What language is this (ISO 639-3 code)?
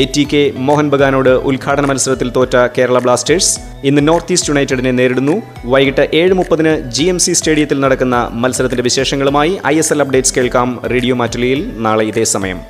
mal